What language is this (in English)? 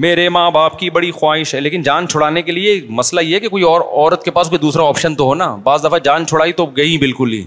Urdu